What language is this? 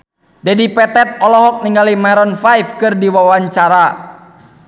Sundanese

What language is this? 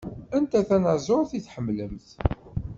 Kabyle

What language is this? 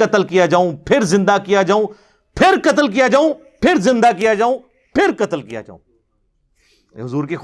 Urdu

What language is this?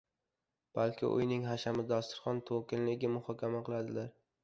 Uzbek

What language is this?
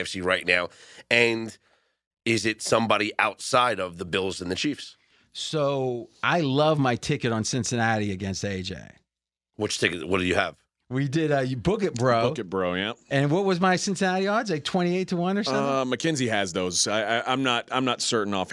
English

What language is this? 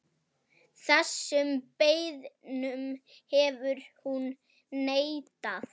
Icelandic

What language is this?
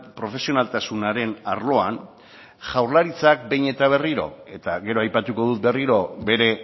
Basque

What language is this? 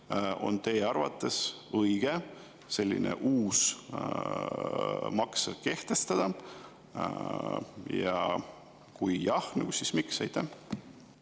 Estonian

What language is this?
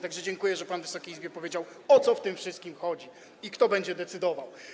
Polish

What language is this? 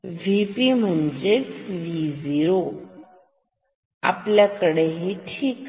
Marathi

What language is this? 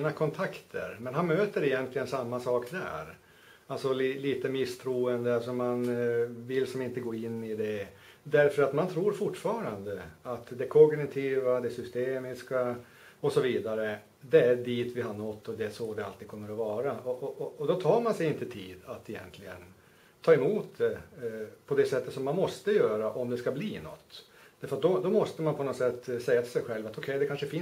Swedish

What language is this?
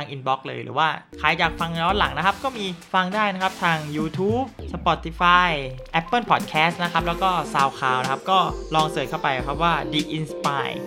Thai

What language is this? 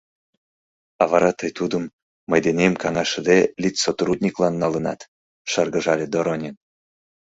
Mari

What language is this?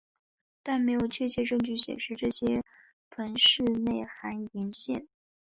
Chinese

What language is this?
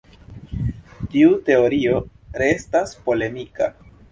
Esperanto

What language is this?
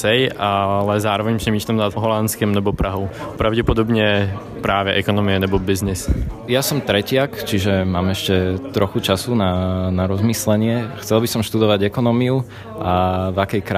Slovak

